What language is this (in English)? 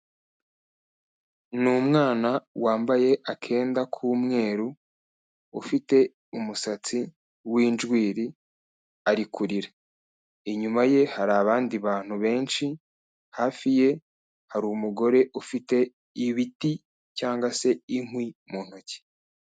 Kinyarwanda